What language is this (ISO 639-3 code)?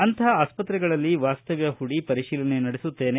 kan